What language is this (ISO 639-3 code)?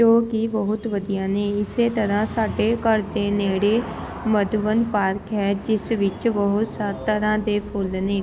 pan